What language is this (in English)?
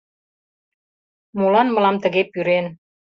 Mari